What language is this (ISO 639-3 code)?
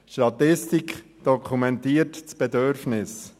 gsw